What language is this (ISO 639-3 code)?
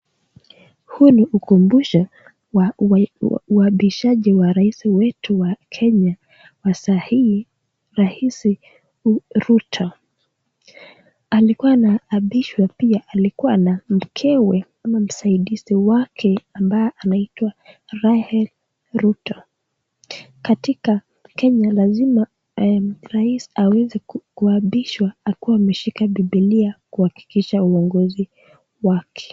swa